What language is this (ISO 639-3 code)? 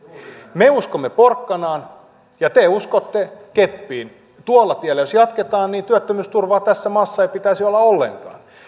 fin